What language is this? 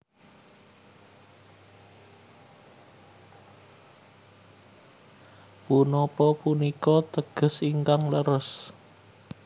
Javanese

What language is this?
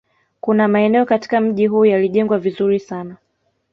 Swahili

